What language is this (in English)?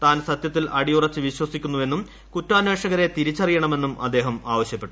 Malayalam